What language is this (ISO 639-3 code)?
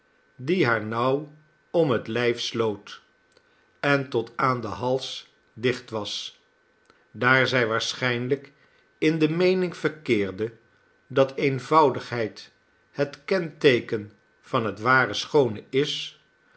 nld